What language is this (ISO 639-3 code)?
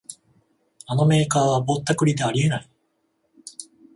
jpn